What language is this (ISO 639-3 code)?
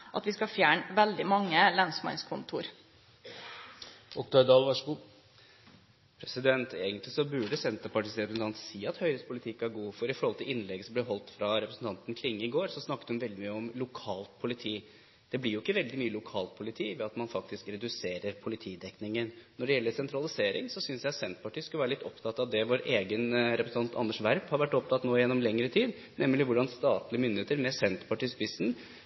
nor